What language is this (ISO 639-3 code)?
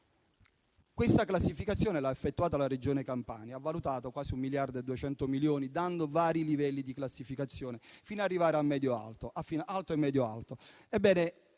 ita